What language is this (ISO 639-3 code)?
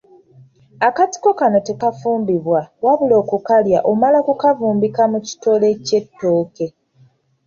lug